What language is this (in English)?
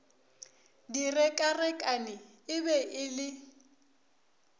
Northern Sotho